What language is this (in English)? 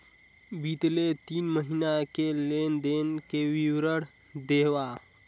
Chhattisgarhi